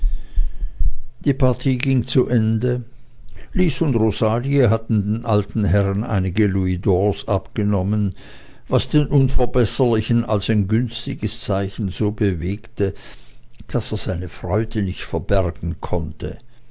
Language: German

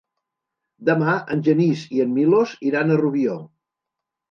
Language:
Catalan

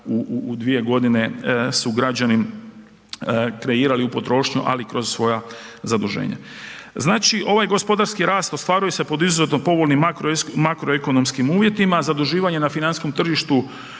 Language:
Croatian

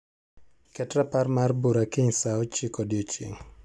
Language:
Luo (Kenya and Tanzania)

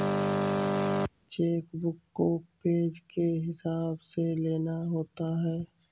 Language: Hindi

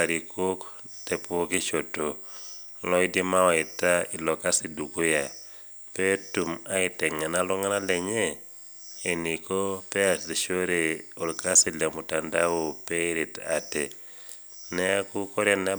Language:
Masai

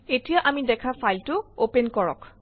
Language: Assamese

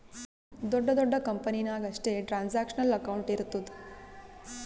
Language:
Kannada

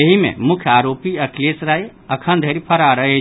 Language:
Maithili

